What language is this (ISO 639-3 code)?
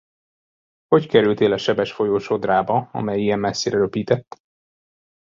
hun